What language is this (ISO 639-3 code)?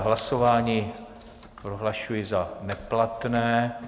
ces